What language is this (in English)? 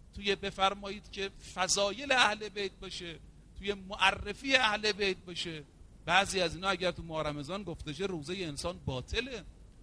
Persian